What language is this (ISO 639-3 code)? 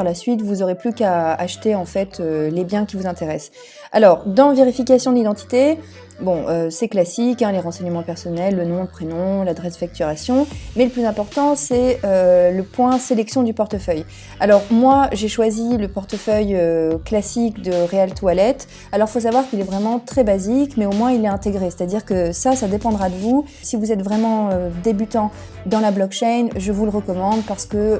fra